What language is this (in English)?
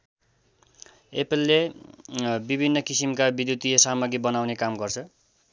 Nepali